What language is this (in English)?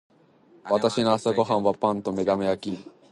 Japanese